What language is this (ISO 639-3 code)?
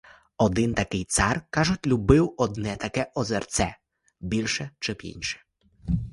ukr